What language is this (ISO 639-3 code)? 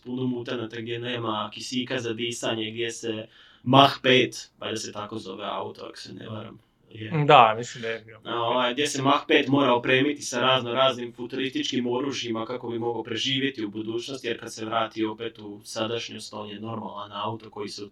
hrv